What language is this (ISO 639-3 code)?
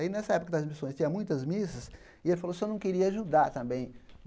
por